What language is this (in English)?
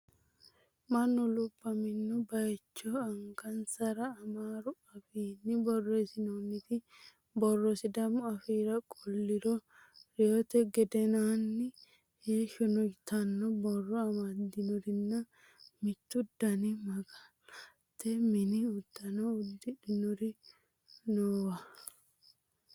Sidamo